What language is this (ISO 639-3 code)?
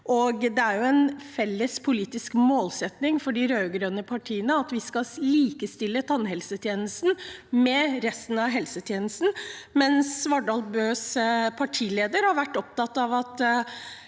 nor